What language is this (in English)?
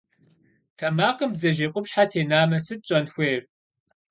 Kabardian